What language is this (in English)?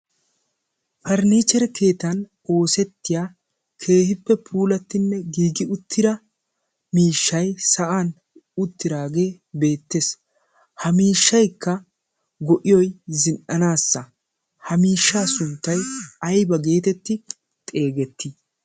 Wolaytta